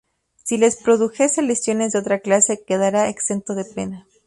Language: Spanish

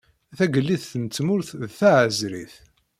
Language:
Kabyle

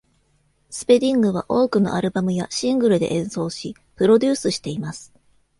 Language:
Japanese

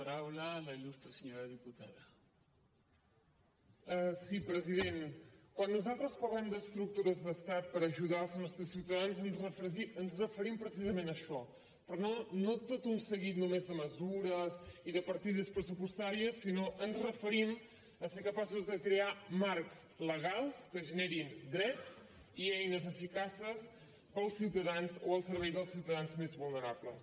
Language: Catalan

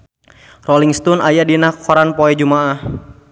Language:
Sundanese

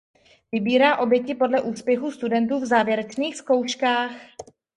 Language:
Czech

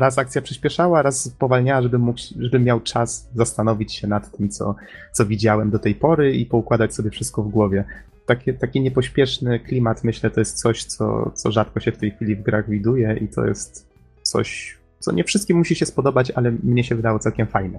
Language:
Polish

